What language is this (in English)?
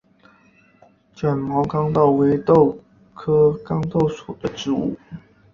Chinese